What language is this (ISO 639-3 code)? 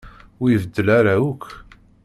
kab